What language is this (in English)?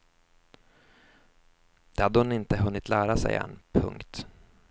Swedish